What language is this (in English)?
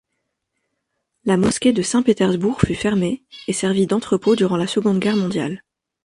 French